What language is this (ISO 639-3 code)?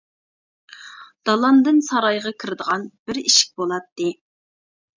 uig